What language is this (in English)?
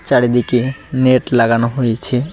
Bangla